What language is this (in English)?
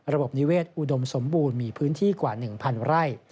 Thai